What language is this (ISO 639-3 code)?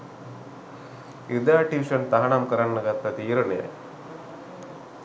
sin